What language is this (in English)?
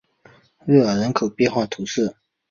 Chinese